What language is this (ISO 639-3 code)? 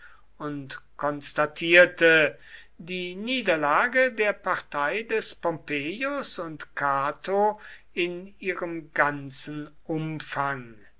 deu